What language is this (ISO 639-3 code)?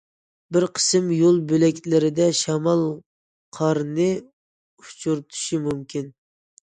uig